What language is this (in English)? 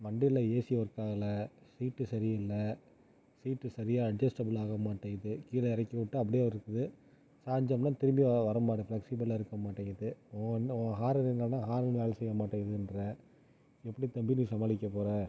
Tamil